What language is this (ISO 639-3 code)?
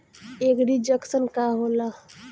bho